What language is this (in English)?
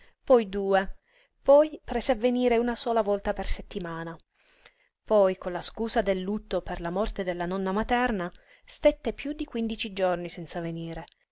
Italian